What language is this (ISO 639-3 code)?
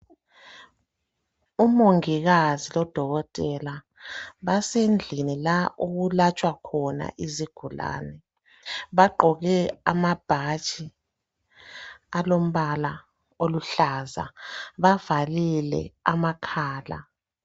nde